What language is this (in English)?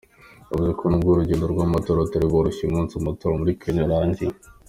Kinyarwanda